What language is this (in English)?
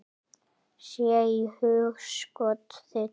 Icelandic